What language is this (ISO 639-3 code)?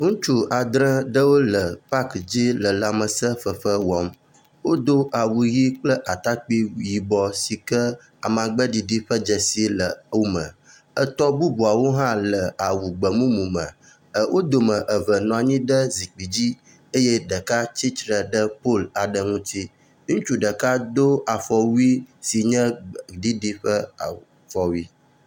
ewe